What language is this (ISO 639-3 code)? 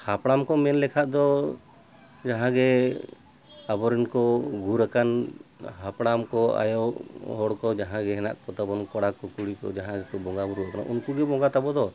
sat